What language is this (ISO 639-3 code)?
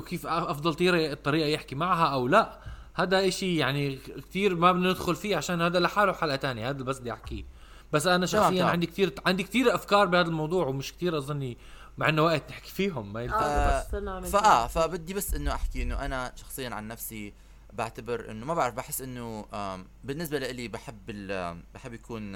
ara